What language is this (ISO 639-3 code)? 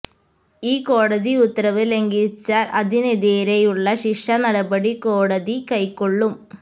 mal